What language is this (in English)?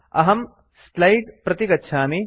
Sanskrit